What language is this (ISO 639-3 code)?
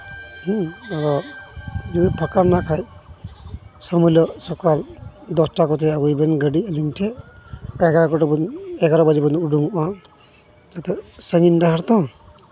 sat